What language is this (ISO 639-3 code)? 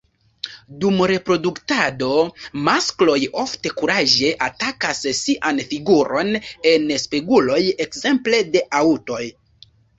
epo